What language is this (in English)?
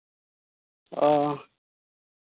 Santali